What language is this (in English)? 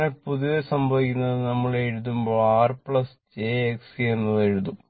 Malayalam